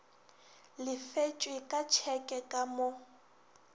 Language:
Northern Sotho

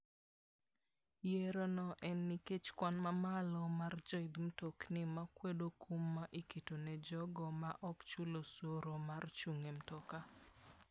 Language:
Luo (Kenya and Tanzania)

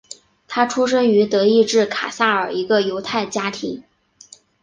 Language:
Chinese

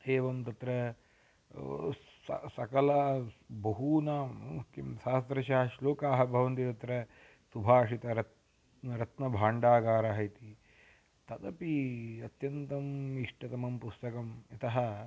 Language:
Sanskrit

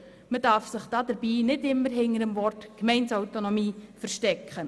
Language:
Swiss German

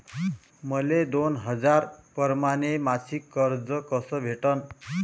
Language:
Marathi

